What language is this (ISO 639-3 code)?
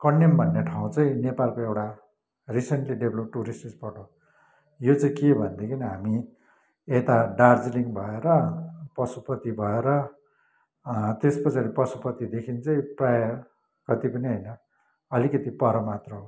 nep